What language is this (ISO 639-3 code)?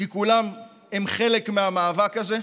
heb